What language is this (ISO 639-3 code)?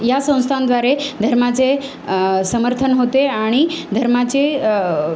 mar